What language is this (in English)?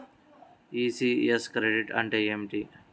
Telugu